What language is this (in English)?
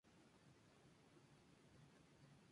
Spanish